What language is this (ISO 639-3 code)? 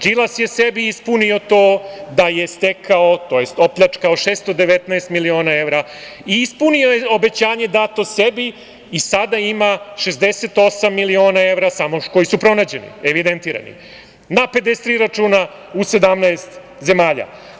srp